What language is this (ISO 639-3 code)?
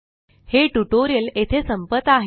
mar